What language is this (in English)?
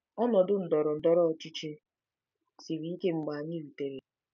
Igbo